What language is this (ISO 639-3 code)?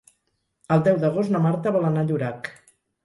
cat